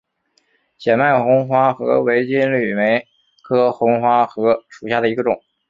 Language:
Chinese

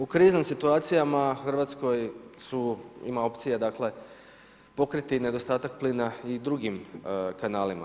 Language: Croatian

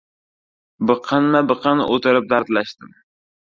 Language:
Uzbek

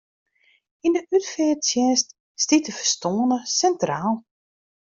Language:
Western Frisian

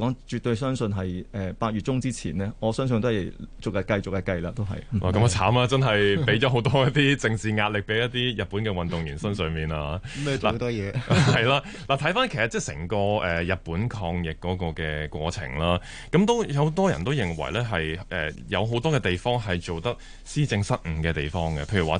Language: Chinese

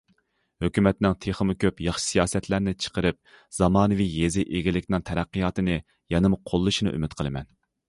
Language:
Uyghur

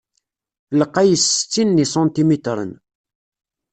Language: Kabyle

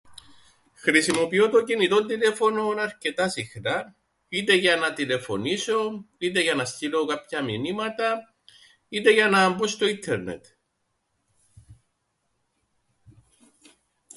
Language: Greek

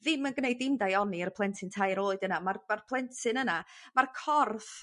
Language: Welsh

